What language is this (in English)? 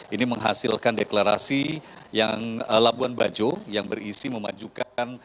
Indonesian